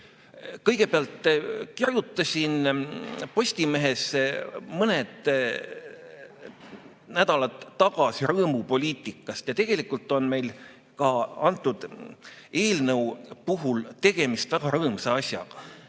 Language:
Estonian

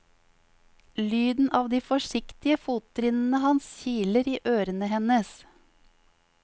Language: Norwegian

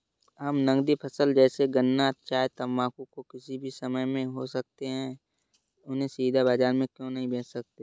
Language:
Hindi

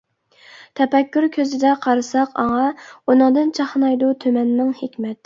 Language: Uyghur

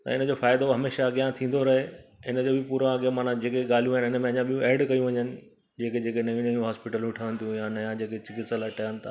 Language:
Sindhi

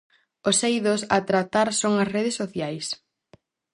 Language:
Galician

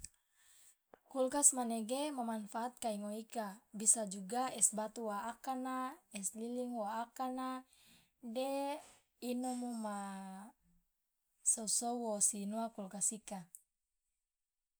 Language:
Loloda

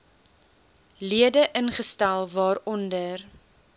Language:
Afrikaans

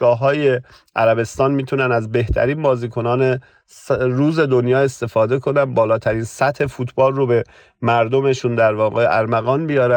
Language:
Persian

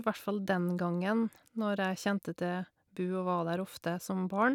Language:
Norwegian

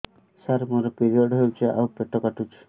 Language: Odia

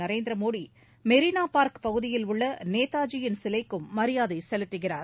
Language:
Tamil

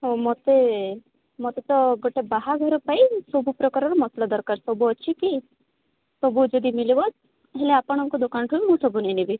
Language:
Odia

